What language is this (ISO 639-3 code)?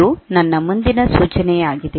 kan